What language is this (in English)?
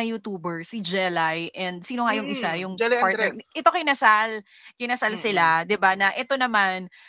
Filipino